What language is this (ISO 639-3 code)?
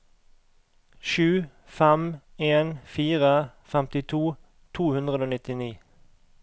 nor